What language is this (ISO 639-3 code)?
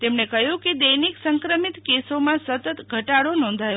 guj